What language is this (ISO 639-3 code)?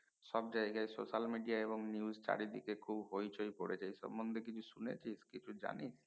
ben